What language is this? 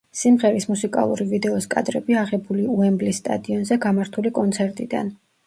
Georgian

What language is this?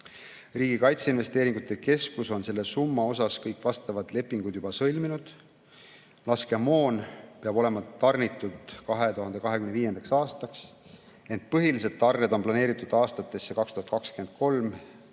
Estonian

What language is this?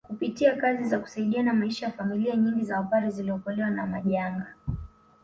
Swahili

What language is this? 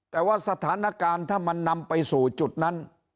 Thai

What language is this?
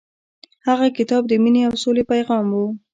Pashto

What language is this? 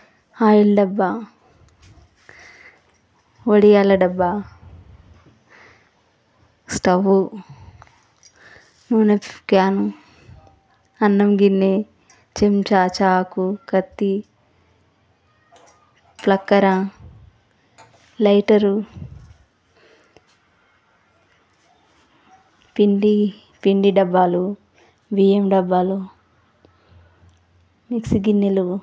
Telugu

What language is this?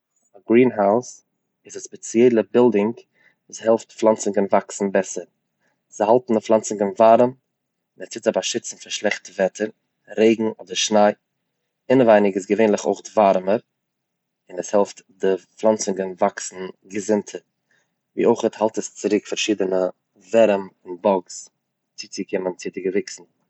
Yiddish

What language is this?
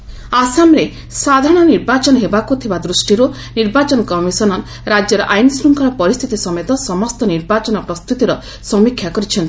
Odia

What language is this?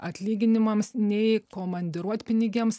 Lithuanian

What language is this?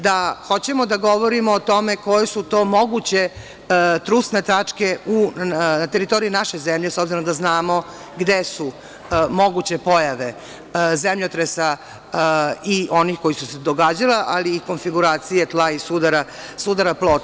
Serbian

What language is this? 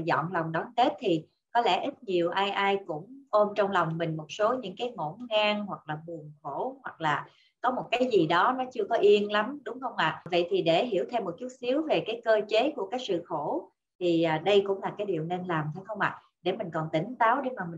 Vietnamese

